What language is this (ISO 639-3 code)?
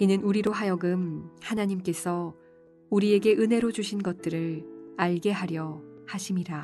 kor